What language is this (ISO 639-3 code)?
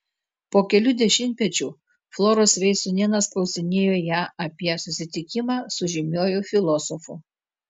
lit